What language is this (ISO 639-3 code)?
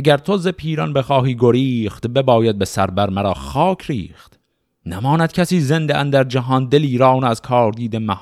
fas